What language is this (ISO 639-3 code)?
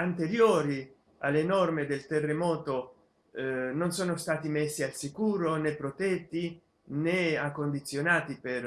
ita